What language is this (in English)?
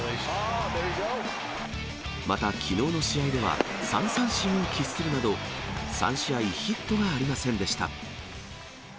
Japanese